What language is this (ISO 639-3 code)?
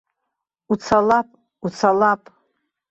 abk